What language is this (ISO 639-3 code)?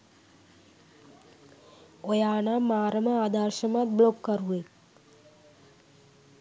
sin